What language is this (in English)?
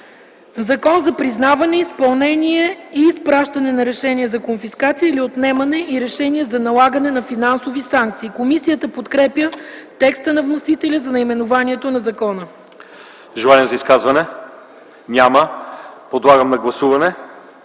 Bulgarian